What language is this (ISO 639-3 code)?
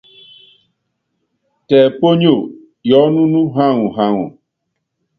yav